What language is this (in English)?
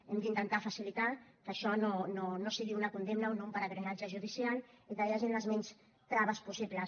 Catalan